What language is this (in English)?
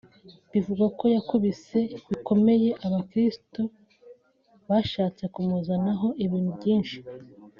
Kinyarwanda